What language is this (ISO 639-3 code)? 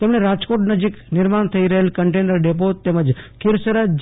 guj